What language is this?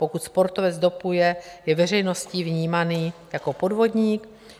Czech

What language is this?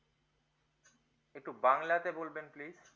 Bangla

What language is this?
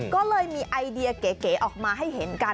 Thai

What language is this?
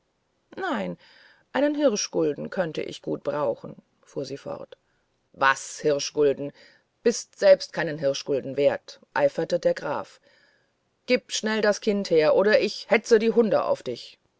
German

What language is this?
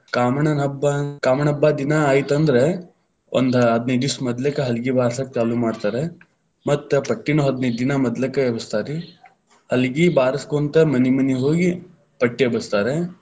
Kannada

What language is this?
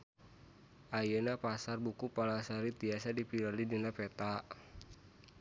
Sundanese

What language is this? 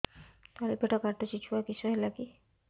Odia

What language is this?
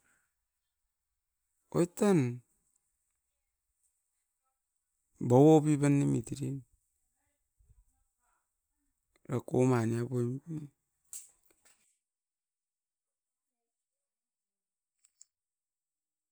Askopan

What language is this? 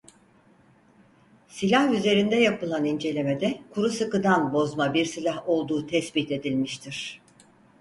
Turkish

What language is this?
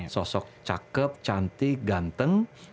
Indonesian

